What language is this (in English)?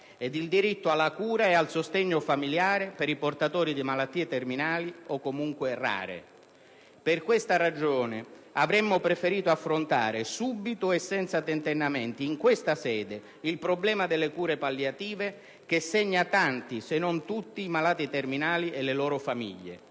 Italian